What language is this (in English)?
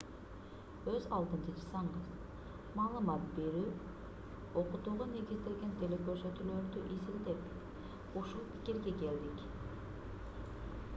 Kyrgyz